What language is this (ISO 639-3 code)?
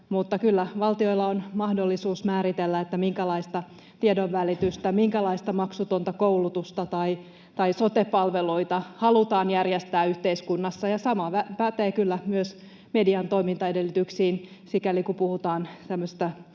fin